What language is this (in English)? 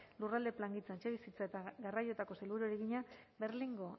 Basque